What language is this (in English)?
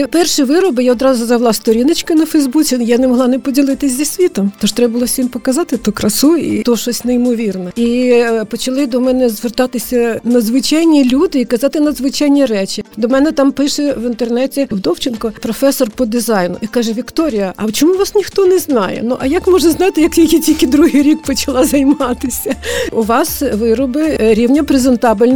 Ukrainian